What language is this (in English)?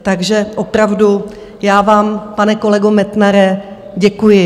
Czech